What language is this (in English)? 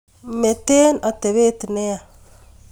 Kalenjin